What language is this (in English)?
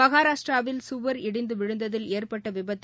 Tamil